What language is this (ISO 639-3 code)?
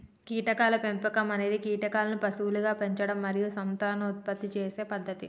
tel